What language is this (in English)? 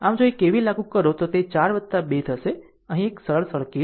Gujarati